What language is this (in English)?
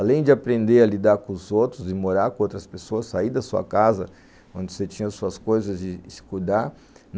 Portuguese